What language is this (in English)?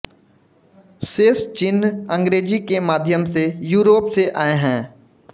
Hindi